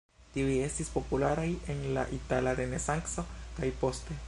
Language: Esperanto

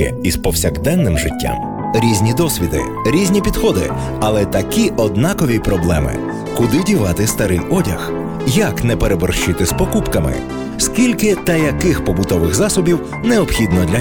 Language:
Ukrainian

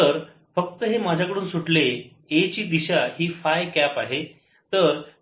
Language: Marathi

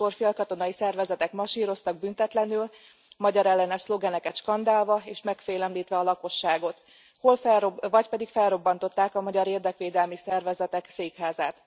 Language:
Hungarian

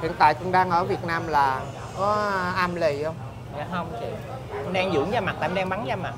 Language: Vietnamese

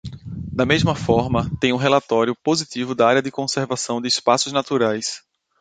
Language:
Portuguese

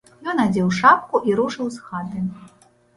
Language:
Belarusian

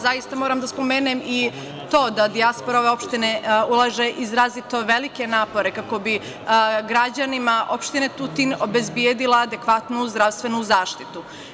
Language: Serbian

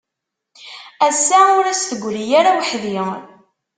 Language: Kabyle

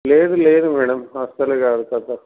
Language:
Telugu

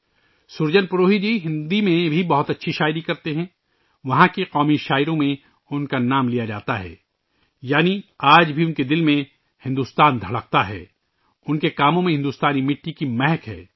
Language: Urdu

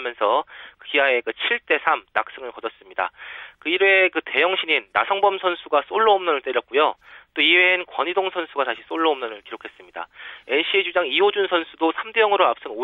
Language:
Korean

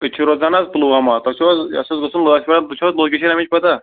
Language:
Kashmiri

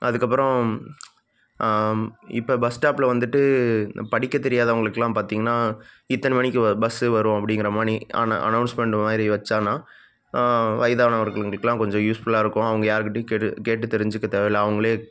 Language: Tamil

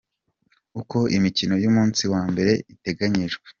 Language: Kinyarwanda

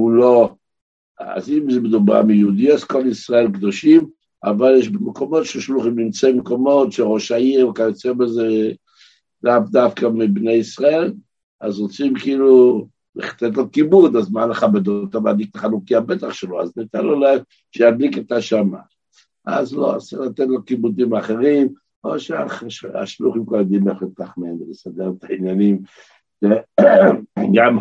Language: Hebrew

